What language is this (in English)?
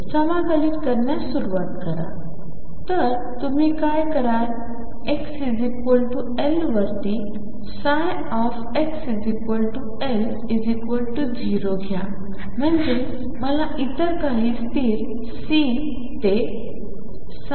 Marathi